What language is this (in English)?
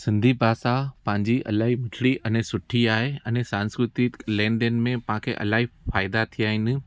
Sindhi